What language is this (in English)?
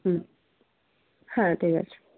Bangla